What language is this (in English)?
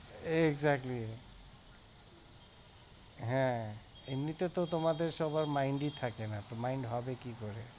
Bangla